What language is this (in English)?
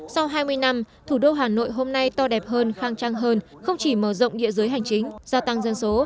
Vietnamese